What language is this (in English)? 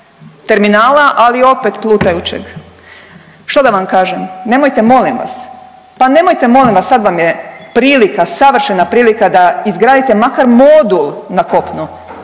Croatian